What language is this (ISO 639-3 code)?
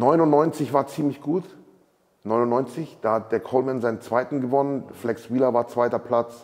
deu